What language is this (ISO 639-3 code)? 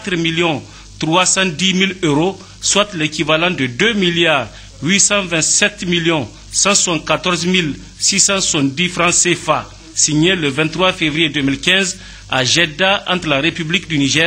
fra